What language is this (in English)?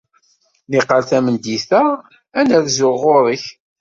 Kabyle